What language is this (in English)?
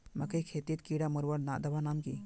Magahi